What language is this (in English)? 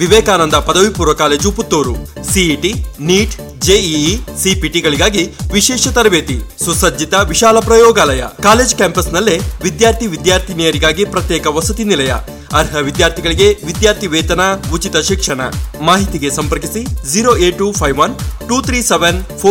Kannada